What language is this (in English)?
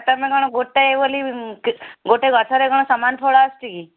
Odia